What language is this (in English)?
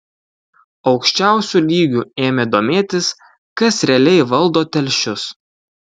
Lithuanian